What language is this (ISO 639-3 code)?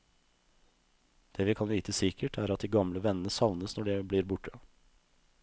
nor